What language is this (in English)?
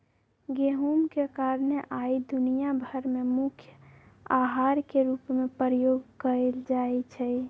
Magahi